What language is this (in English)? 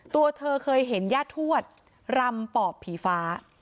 Thai